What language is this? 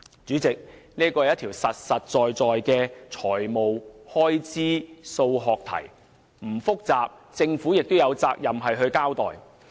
Cantonese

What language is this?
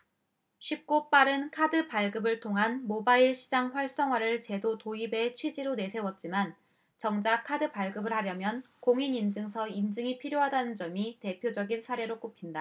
Korean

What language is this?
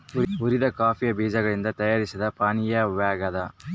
Kannada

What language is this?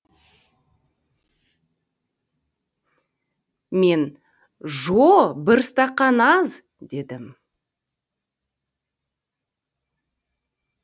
Kazakh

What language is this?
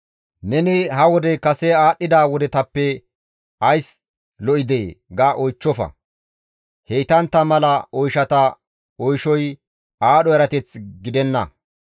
Gamo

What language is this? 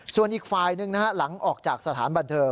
Thai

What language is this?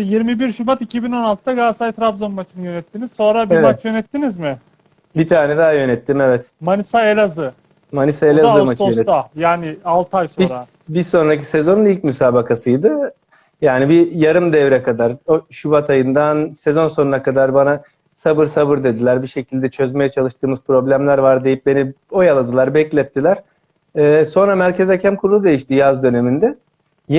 Turkish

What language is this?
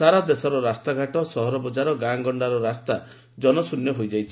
Odia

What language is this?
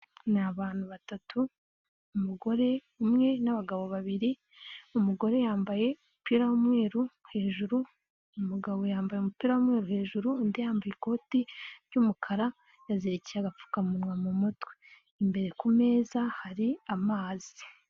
Kinyarwanda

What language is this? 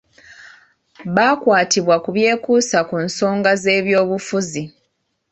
Ganda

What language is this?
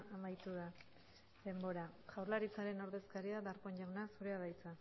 Basque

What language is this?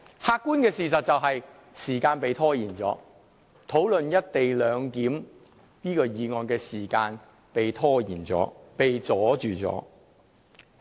Cantonese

